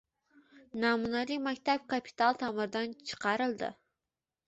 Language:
Uzbek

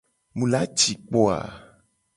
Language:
Gen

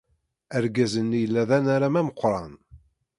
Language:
Kabyle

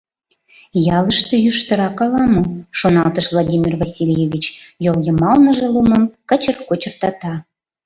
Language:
Mari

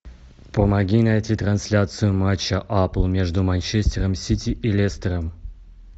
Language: Russian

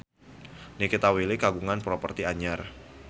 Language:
Sundanese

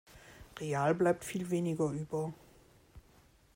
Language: German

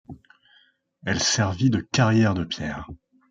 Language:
French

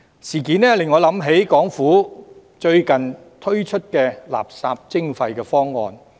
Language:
Cantonese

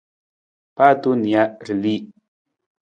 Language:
Nawdm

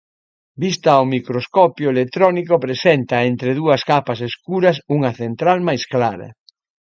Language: Galician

